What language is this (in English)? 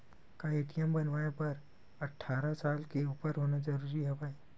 Chhattisgarhi